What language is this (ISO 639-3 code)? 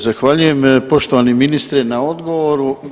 hrv